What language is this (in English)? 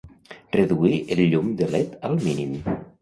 Catalan